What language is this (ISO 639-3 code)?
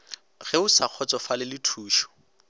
nso